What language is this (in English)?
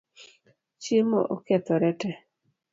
Luo (Kenya and Tanzania)